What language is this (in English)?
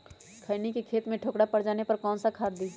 Magahi